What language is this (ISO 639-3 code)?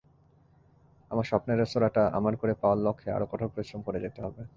ben